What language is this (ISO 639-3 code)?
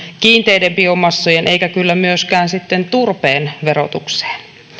fin